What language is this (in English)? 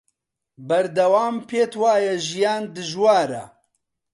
Central Kurdish